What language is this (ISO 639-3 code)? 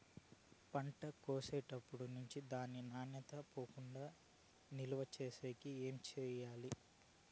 tel